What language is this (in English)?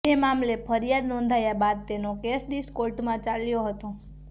Gujarati